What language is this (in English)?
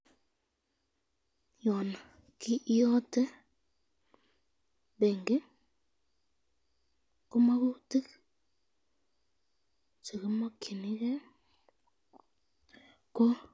Kalenjin